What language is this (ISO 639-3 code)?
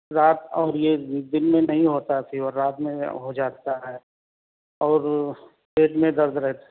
urd